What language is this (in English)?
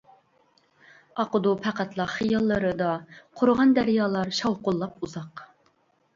Uyghur